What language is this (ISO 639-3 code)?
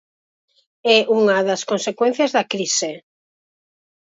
glg